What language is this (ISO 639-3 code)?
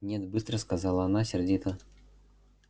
rus